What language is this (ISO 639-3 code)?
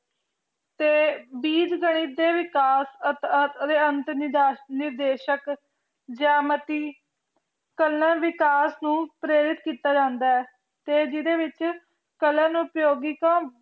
pan